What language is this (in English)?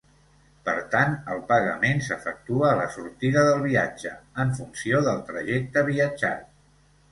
Catalan